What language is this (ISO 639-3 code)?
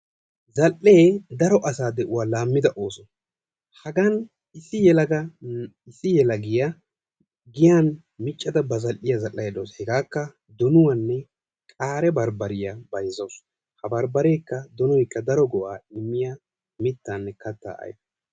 wal